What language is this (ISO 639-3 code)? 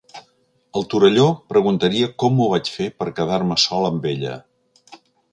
cat